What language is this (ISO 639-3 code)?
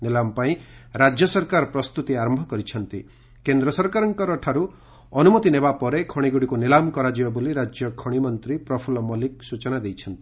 ori